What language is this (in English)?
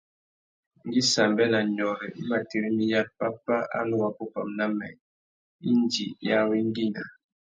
Tuki